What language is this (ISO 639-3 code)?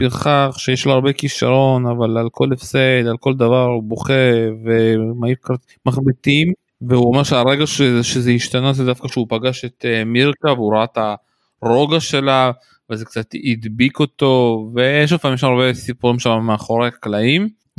heb